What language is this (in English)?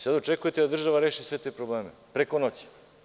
Serbian